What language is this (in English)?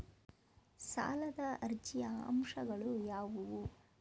Kannada